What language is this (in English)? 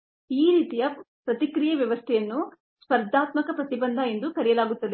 Kannada